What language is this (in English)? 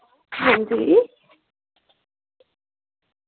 Dogri